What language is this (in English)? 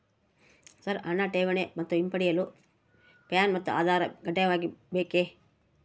Kannada